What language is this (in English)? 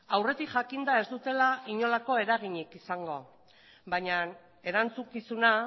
Basque